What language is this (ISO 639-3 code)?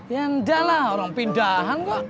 ind